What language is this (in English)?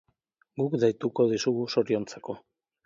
Basque